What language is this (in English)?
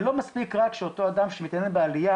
Hebrew